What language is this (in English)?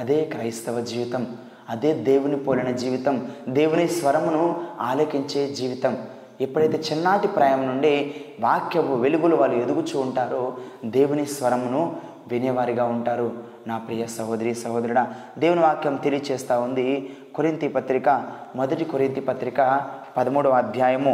Telugu